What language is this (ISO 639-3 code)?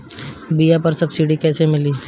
bho